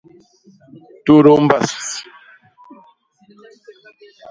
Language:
Basaa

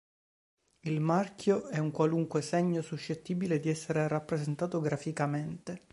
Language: Italian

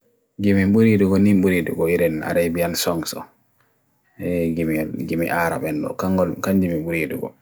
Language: Bagirmi Fulfulde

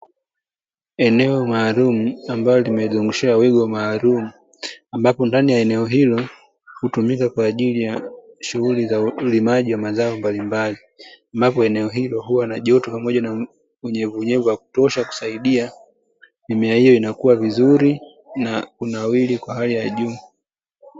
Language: Swahili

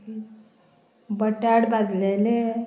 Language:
Konkani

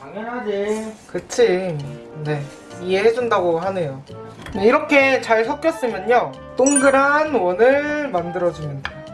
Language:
Korean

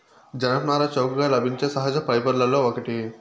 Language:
Telugu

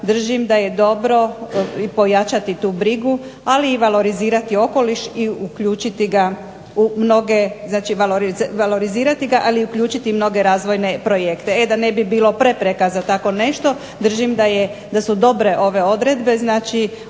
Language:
Croatian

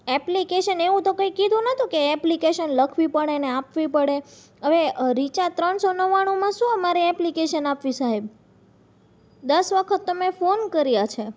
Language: Gujarati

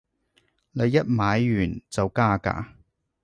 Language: Cantonese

